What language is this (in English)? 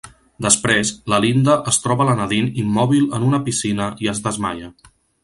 Catalan